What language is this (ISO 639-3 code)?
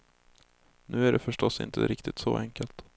swe